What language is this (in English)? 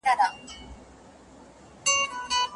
Pashto